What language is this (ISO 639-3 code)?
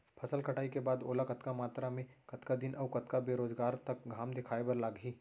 hne